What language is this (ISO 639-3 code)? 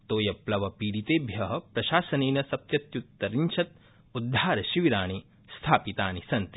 san